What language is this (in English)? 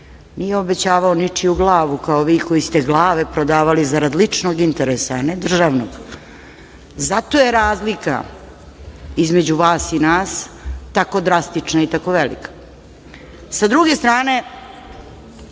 Serbian